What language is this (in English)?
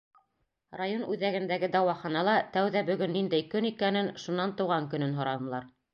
Bashkir